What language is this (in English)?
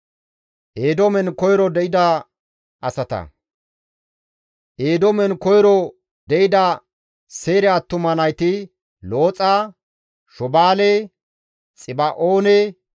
Gamo